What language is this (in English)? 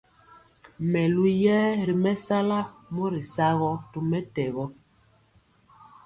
Mpiemo